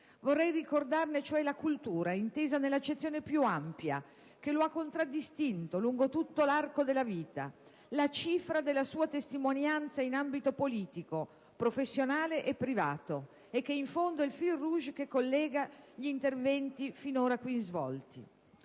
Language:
Italian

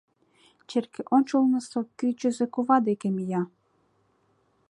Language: Mari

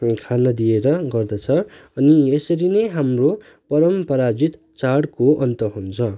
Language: Nepali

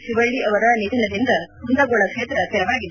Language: Kannada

